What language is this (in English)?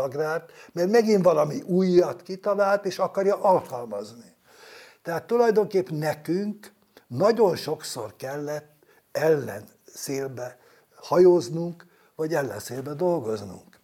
Hungarian